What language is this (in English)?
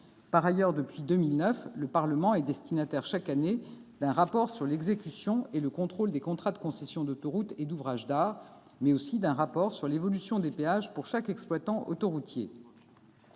French